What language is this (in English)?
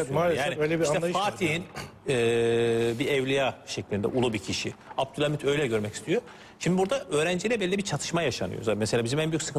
Turkish